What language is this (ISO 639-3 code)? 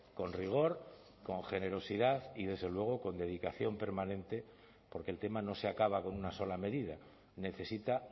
spa